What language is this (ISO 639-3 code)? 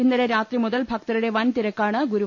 mal